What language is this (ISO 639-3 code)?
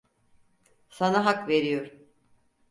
tur